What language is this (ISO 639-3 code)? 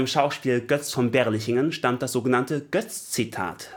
deu